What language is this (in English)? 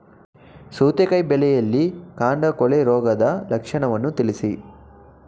Kannada